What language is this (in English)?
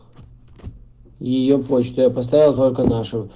Russian